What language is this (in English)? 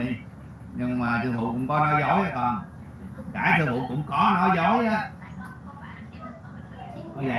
Vietnamese